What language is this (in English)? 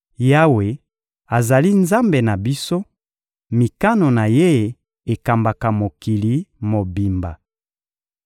Lingala